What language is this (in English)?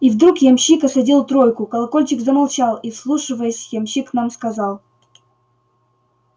Russian